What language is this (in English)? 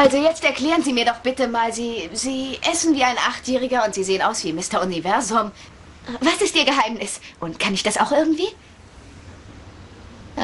German